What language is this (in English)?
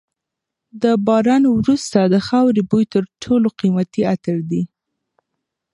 Pashto